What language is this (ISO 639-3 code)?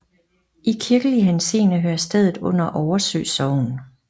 dan